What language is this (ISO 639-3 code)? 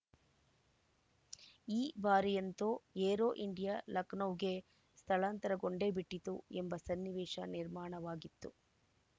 kan